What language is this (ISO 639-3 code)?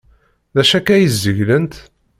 kab